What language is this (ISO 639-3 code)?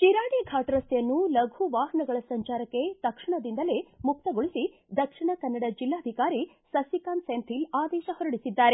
kan